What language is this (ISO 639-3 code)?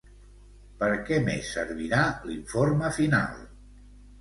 cat